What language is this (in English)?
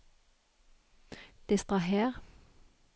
Norwegian